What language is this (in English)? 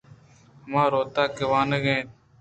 Eastern Balochi